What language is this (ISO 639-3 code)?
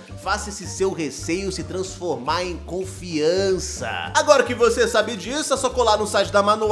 por